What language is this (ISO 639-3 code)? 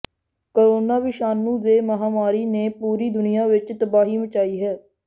pan